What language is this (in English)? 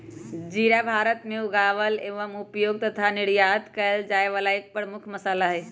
Magahi